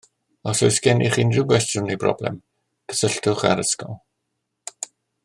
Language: Welsh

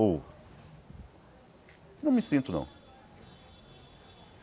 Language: Portuguese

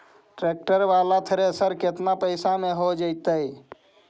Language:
Magahi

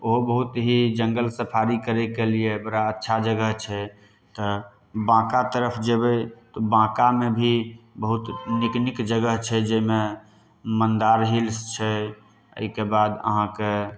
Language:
Maithili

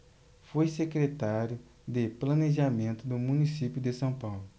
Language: Portuguese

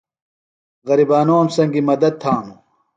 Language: Phalura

